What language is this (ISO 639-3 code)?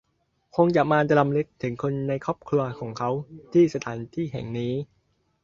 tha